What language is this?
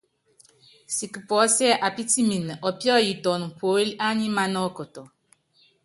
Yangben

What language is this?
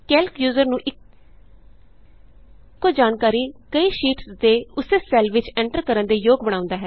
Punjabi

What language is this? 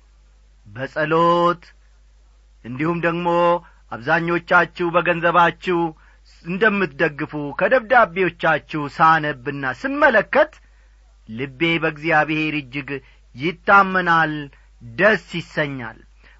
Amharic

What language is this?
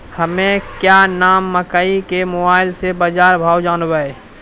Maithili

